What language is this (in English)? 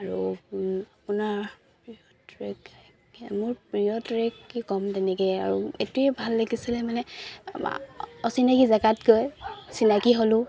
Assamese